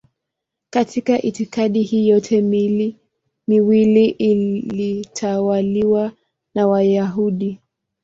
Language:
Swahili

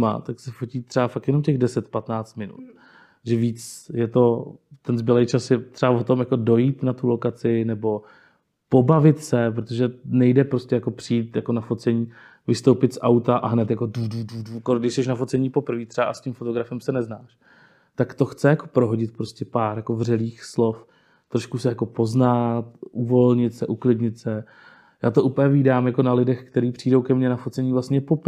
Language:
Czech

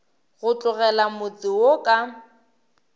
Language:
Northern Sotho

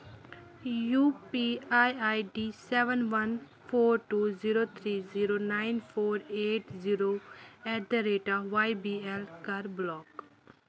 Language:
Kashmiri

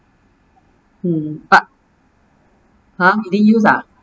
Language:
English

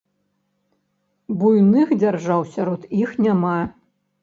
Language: Belarusian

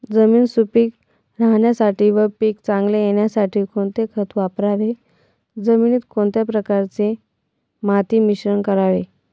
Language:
Marathi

